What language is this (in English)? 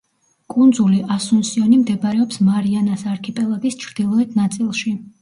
Georgian